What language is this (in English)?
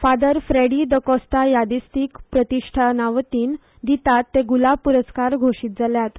Konkani